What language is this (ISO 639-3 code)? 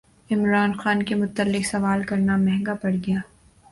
urd